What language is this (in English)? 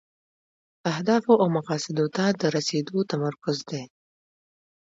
Pashto